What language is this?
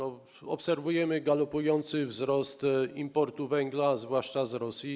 Polish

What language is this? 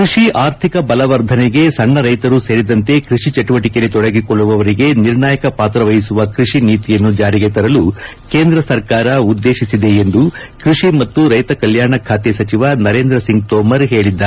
Kannada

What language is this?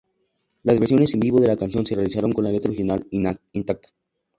Spanish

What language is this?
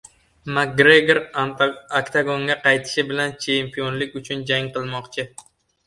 Uzbek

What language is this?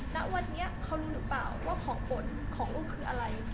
Thai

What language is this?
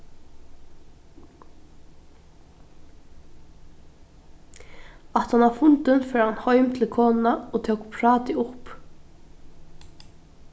Faroese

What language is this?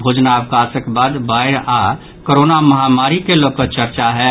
Maithili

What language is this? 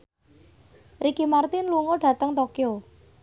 Javanese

